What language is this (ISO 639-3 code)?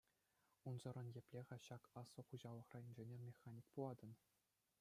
chv